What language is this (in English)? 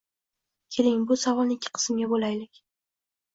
Uzbek